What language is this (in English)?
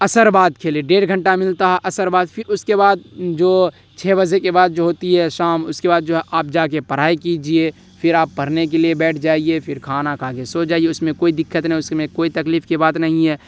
Urdu